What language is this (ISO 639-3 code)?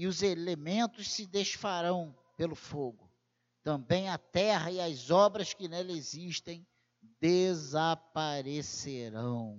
por